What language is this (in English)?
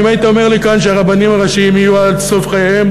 Hebrew